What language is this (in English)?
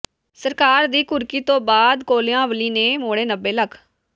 Punjabi